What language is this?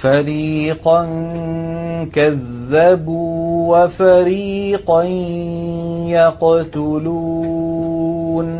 Arabic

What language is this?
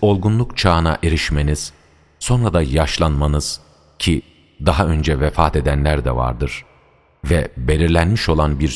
Turkish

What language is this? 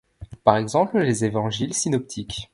French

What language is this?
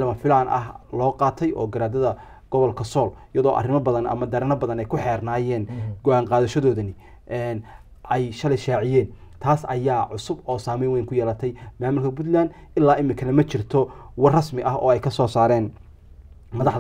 Arabic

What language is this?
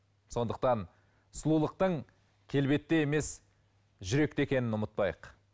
Kazakh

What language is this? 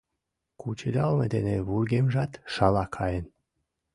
Mari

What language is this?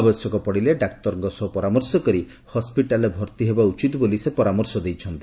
Odia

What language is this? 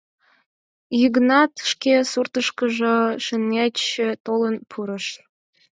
Mari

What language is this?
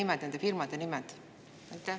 Estonian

